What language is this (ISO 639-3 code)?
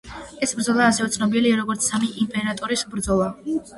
kat